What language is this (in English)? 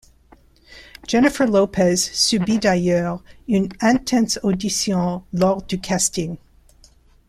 French